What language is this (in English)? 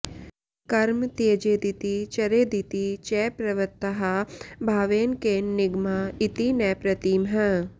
Sanskrit